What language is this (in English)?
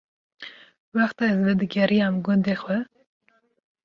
Kurdish